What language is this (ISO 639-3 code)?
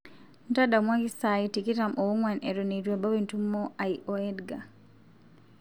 mas